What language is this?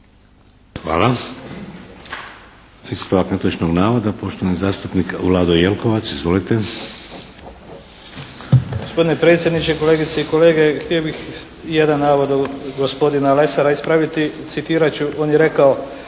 Croatian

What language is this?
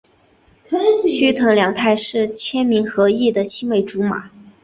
Chinese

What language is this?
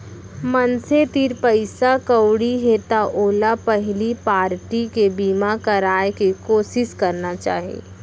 Chhattisgarhi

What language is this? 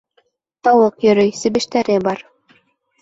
Bashkir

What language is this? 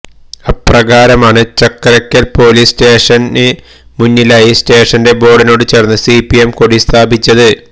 Malayalam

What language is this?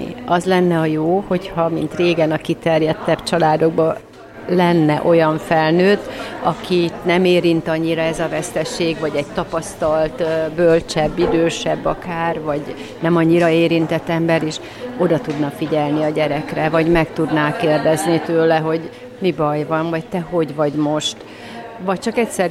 Hungarian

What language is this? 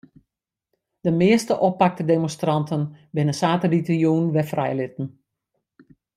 Western Frisian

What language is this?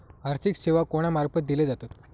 Marathi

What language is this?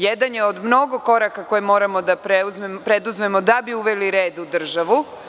Serbian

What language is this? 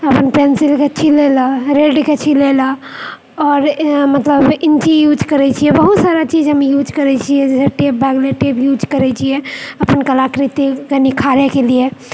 Maithili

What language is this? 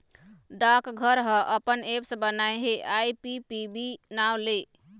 Chhattisgarhi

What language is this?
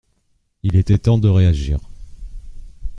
French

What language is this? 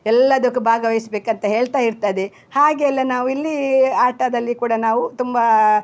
Kannada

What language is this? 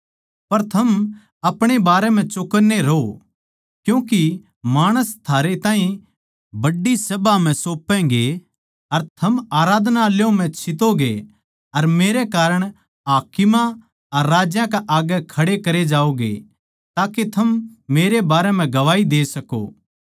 Haryanvi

